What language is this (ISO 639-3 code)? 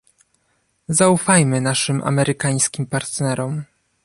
pol